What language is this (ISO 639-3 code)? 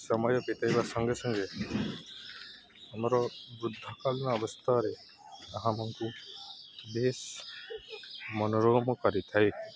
ori